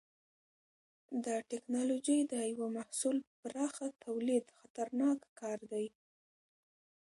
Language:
Pashto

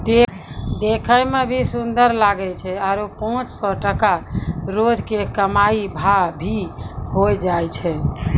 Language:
Maithili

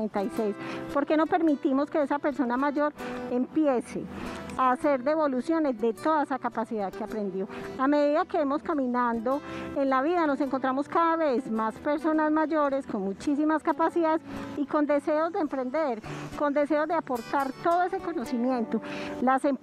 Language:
Spanish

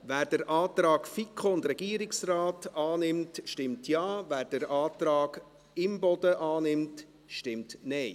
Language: Swiss German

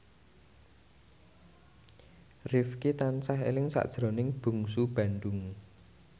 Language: Javanese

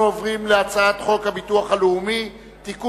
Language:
Hebrew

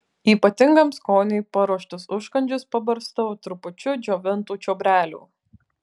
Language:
Lithuanian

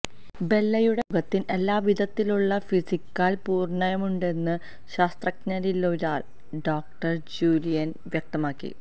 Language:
Malayalam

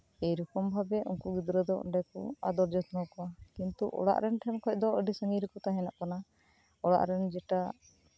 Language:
Santali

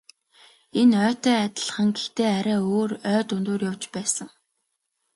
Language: Mongolian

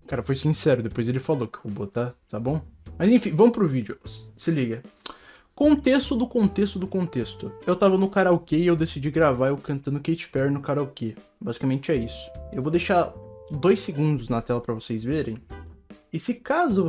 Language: Portuguese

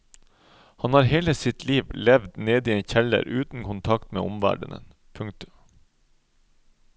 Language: Norwegian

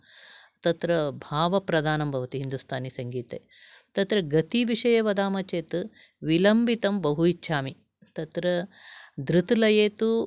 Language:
Sanskrit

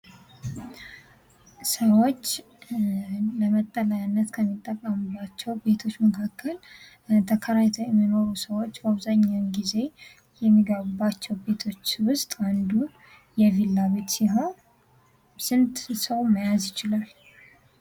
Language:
Amharic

